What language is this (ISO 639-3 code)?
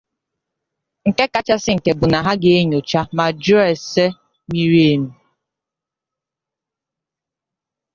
ibo